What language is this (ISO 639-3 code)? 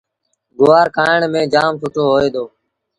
sbn